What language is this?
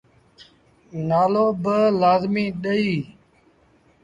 Sindhi Bhil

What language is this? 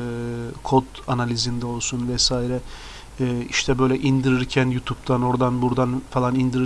Turkish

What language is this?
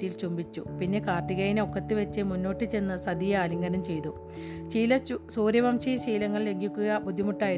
Malayalam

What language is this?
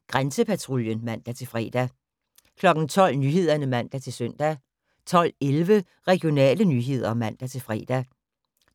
Danish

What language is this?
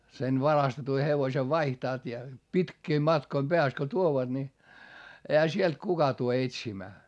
Finnish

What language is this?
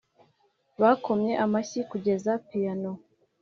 Kinyarwanda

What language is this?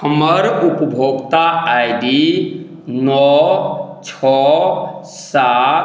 Maithili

